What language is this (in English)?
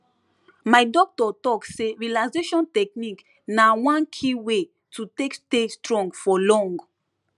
Nigerian Pidgin